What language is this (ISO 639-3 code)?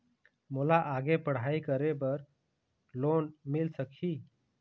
hne